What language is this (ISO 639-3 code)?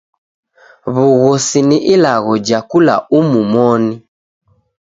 dav